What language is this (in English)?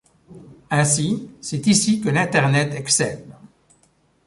French